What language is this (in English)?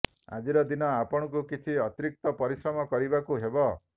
Odia